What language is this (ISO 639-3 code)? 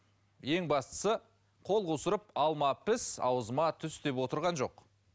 kaz